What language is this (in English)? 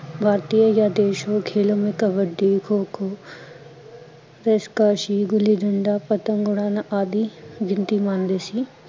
Punjabi